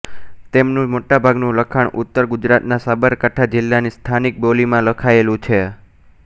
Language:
Gujarati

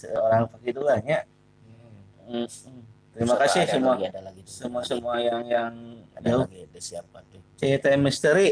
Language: Indonesian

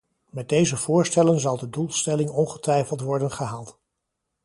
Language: Dutch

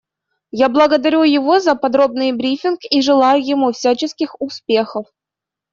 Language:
Russian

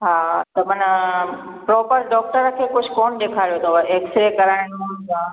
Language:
Sindhi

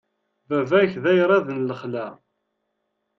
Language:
Kabyle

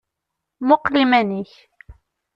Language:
Kabyle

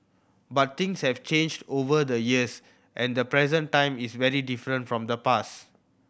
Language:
English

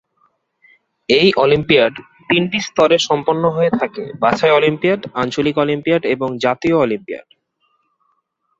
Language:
Bangla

